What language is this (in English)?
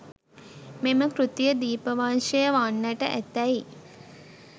Sinhala